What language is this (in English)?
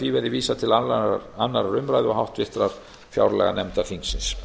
Icelandic